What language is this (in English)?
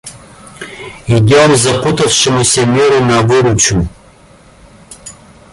Russian